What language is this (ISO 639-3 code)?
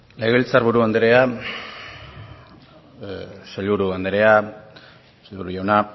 eus